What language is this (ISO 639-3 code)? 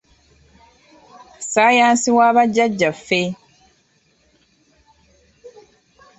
lug